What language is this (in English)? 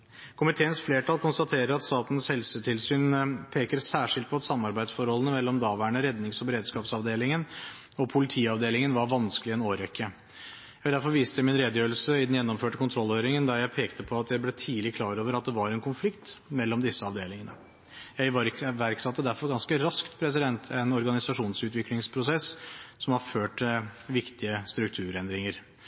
Norwegian Bokmål